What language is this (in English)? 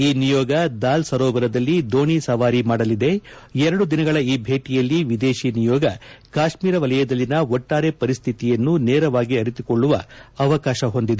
Kannada